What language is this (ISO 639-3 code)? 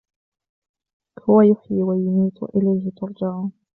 ara